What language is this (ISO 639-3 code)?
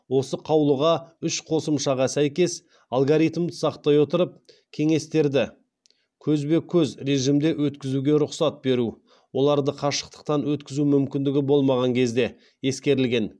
kaz